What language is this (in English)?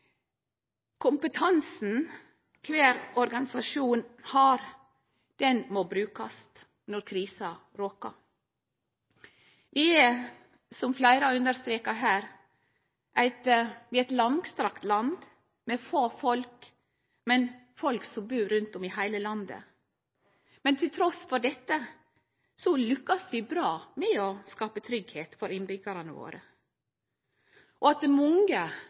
Norwegian Nynorsk